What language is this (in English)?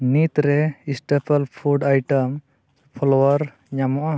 Santali